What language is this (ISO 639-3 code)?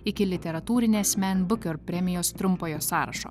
lit